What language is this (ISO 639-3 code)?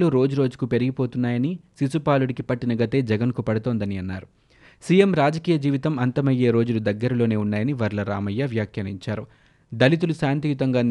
tel